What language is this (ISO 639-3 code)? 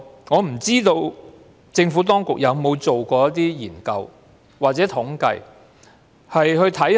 yue